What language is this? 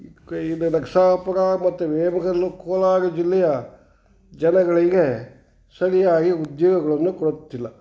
Kannada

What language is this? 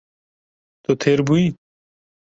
Kurdish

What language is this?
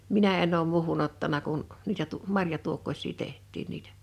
Finnish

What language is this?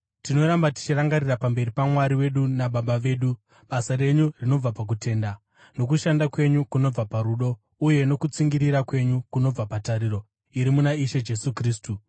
Shona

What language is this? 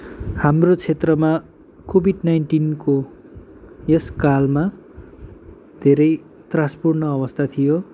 Nepali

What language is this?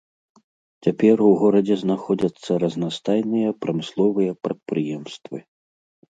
Belarusian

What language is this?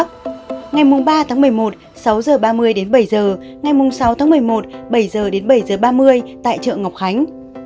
Vietnamese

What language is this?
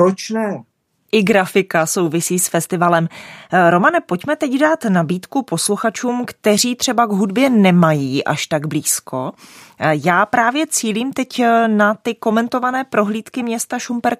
Czech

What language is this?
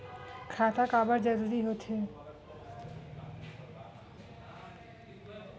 Chhattisgarhi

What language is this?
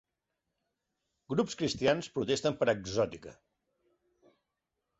Catalan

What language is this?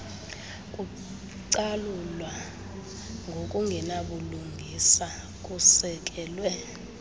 Xhosa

